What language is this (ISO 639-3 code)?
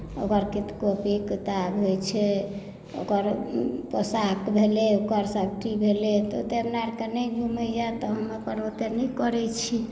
mai